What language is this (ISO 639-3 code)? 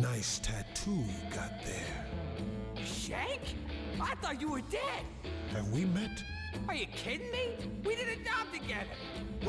pol